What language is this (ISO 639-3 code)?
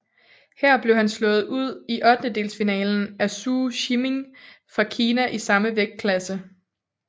dan